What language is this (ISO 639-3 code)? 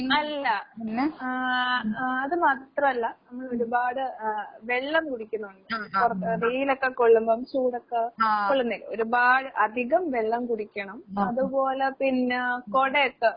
mal